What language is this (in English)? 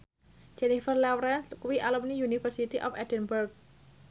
Javanese